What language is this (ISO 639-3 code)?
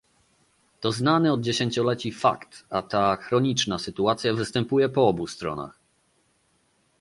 pol